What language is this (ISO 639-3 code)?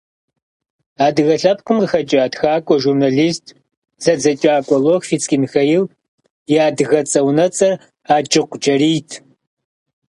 kbd